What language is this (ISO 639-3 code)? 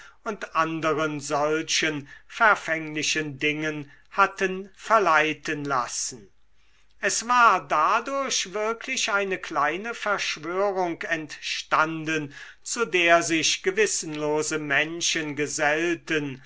deu